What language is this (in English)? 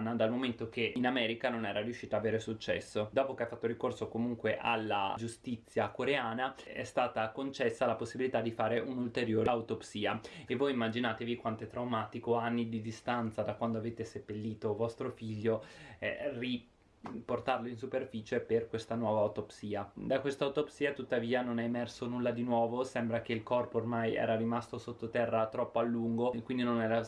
Italian